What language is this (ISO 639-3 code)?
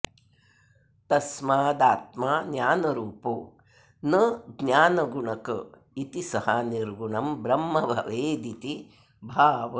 san